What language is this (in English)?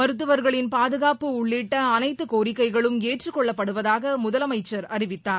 Tamil